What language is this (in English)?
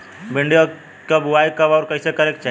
Bhojpuri